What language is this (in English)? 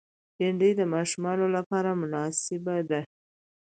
Pashto